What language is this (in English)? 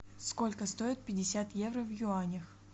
Russian